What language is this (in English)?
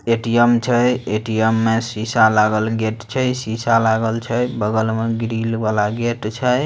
Magahi